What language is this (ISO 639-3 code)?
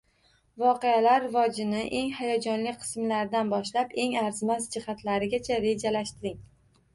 uzb